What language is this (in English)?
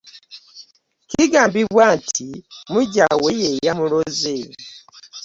Ganda